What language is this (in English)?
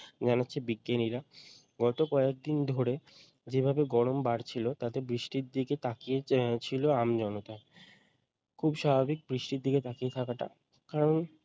Bangla